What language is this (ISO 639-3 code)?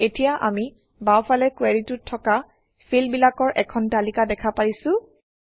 asm